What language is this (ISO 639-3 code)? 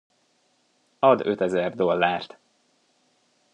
hun